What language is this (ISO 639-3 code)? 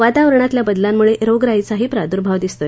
mar